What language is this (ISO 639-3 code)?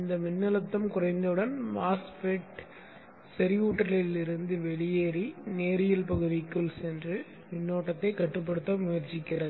tam